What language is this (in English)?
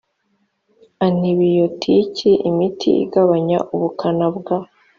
Kinyarwanda